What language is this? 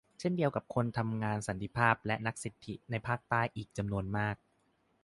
Thai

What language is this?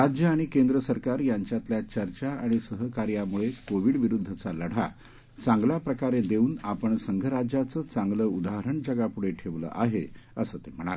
Marathi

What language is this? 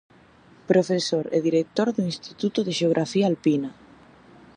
Galician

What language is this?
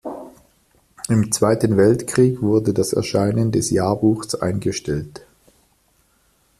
German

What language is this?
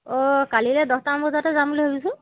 Assamese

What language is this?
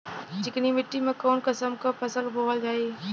Bhojpuri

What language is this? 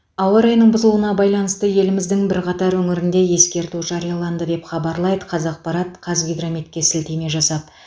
Kazakh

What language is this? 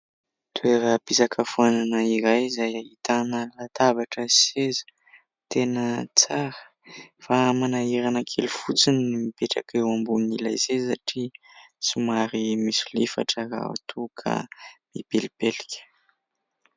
Malagasy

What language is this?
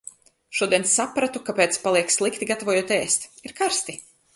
Latvian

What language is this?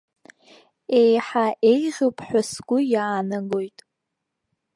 Abkhazian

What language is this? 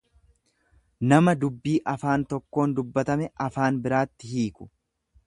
Oromo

